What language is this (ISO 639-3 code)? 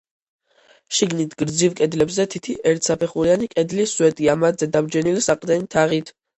kat